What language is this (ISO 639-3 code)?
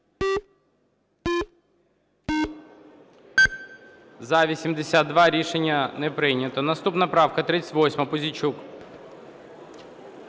ukr